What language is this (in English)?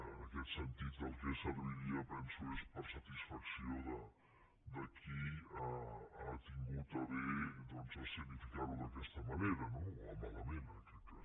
Catalan